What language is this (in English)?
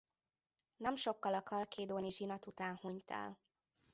Hungarian